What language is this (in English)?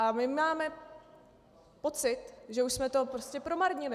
Czech